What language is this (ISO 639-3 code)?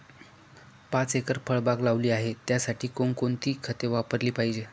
mar